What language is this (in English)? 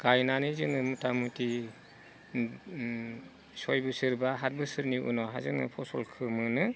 Bodo